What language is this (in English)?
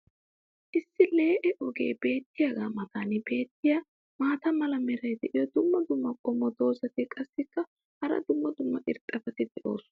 Wolaytta